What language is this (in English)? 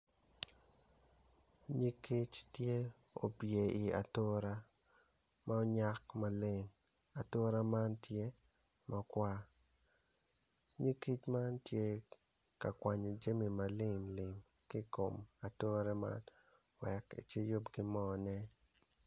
Acoli